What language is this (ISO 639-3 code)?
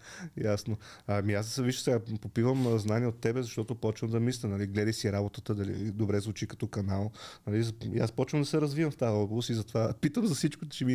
bul